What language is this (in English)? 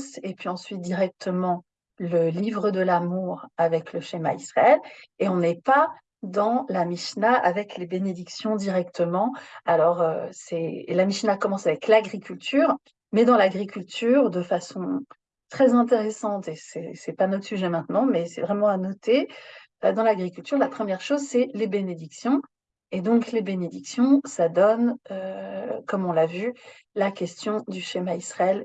French